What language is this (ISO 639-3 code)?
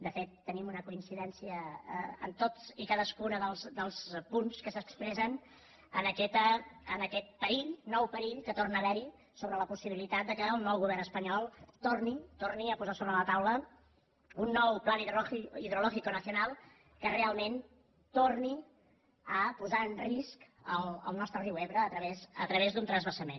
cat